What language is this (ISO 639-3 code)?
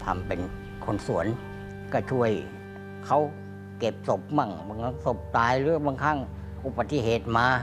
tha